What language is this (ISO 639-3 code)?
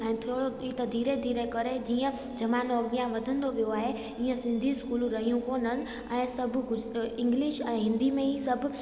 snd